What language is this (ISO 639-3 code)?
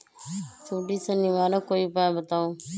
mag